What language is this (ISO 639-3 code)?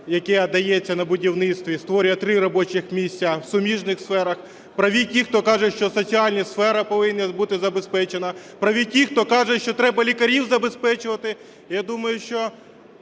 ukr